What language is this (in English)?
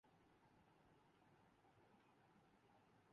Urdu